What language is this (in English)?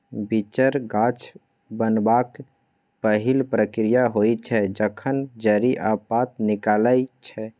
Maithili